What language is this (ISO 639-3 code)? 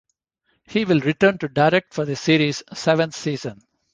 eng